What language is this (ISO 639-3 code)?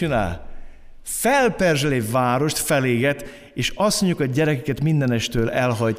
hun